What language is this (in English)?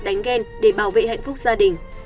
Vietnamese